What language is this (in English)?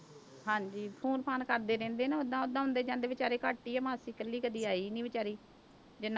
Punjabi